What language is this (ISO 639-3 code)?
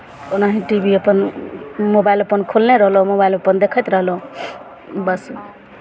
mai